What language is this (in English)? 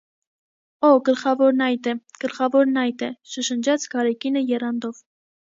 Armenian